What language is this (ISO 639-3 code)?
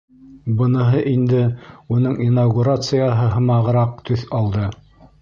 bak